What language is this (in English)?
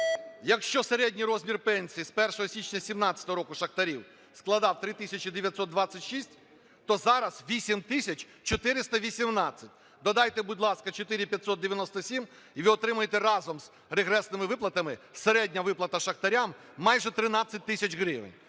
Ukrainian